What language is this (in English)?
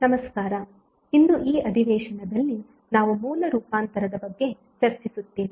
Kannada